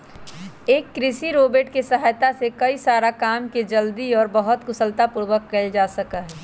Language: Magahi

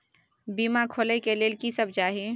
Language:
Maithili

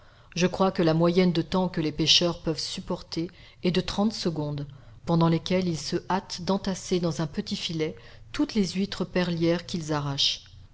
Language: French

